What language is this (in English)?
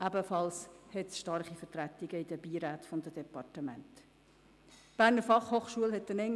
Swiss German